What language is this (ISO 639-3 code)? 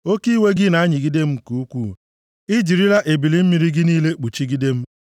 ibo